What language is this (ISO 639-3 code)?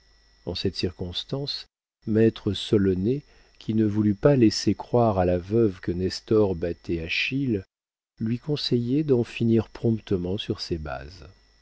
fra